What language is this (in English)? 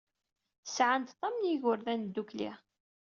Kabyle